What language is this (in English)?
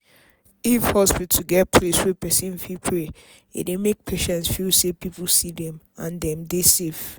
Nigerian Pidgin